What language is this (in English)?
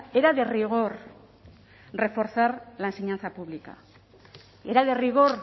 Spanish